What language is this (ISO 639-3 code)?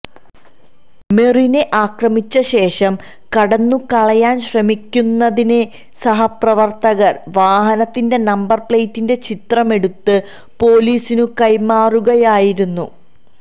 mal